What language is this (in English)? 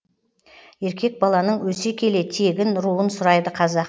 Kazakh